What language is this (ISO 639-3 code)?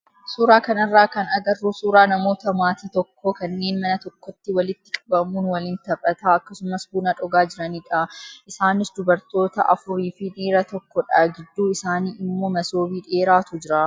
orm